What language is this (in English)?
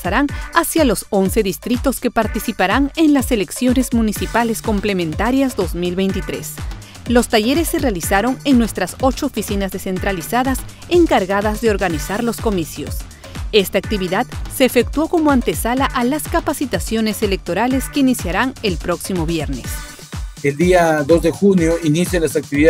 Spanish